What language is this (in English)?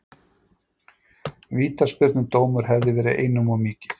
Icelandic